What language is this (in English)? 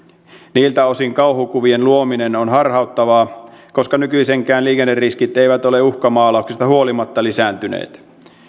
Finnish